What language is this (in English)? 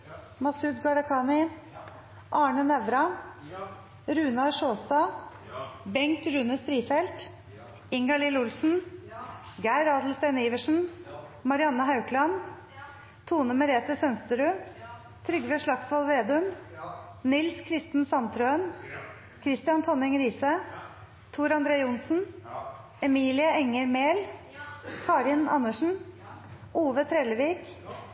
Norwegian Nynorsk